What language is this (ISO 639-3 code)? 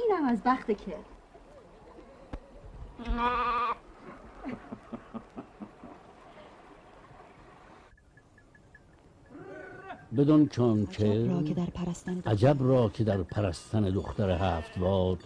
fas